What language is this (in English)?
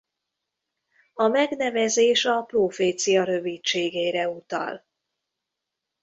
Hungarian